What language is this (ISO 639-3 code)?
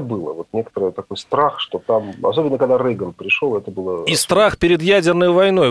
rus